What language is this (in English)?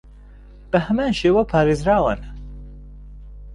Central Kurdish